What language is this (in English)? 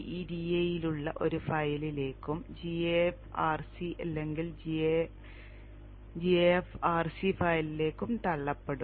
Malayalam